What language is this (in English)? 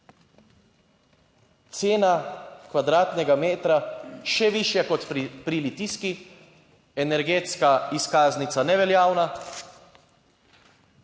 Slovenian